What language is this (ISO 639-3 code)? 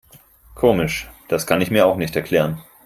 deu